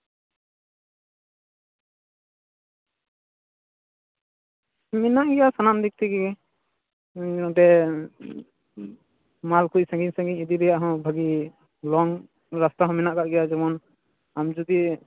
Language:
Santali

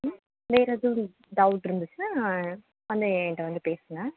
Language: Tamil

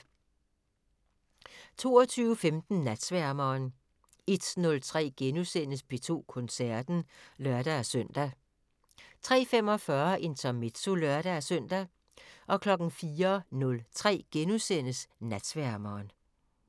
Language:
Danish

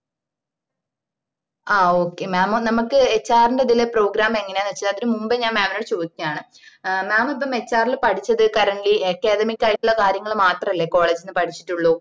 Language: Malayalam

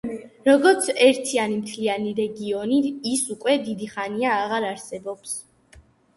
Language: Georgian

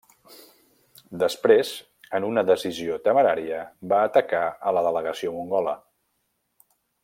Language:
Catalan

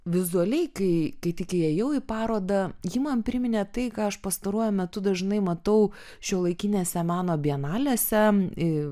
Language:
Lithuanian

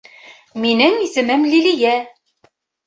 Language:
Bashkir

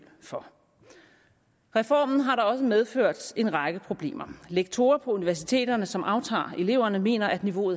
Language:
Danish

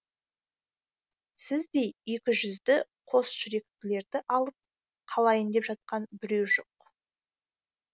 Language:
Kazakh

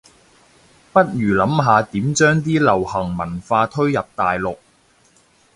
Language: Cantonese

